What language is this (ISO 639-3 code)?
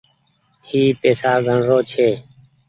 gig